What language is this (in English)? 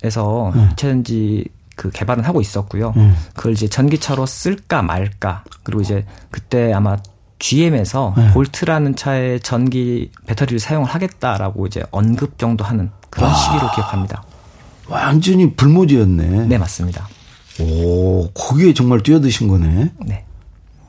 Korean